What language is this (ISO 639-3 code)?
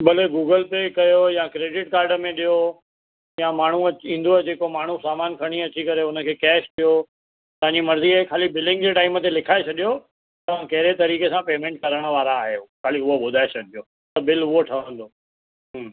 snd